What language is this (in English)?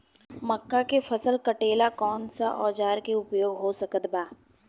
Bhojpuri